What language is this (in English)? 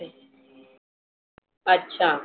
Marathi